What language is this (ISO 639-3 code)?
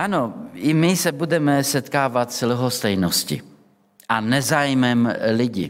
ces